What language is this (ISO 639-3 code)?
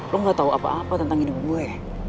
ind